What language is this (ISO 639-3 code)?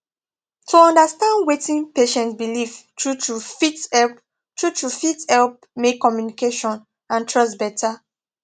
pcm